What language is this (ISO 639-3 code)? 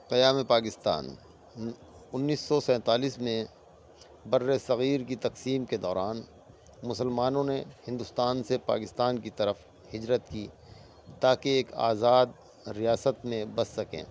urd